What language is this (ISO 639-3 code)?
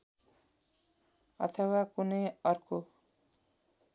nep